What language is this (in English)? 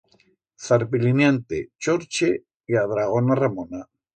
Aragonese